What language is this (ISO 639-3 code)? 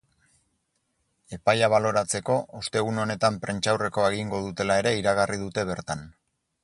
eus